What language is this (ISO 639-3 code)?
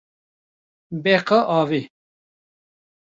kur